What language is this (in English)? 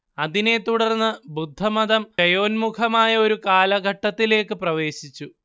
Malayalam